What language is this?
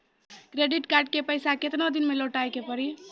Maithili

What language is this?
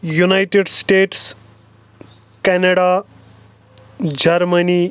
Kashmiri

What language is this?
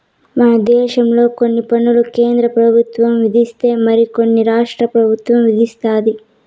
Telugu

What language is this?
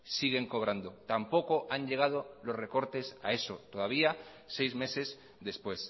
Spanish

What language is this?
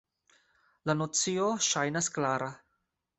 Esperanto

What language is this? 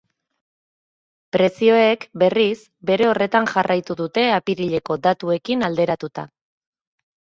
Basque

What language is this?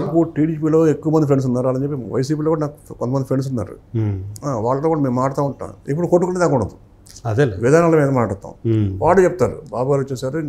Telugu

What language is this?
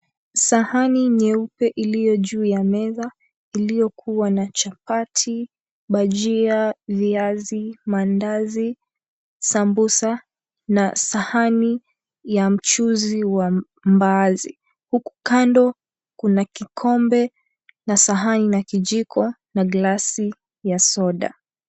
Swahili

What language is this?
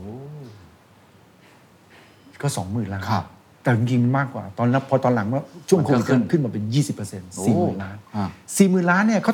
Thai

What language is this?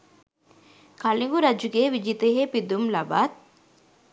Sinhala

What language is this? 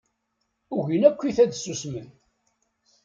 Kabyle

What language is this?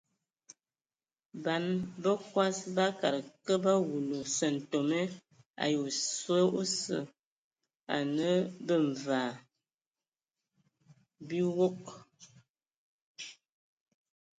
Ewondo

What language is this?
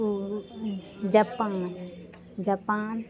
Maithili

